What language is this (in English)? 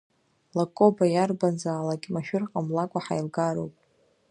Abkhazian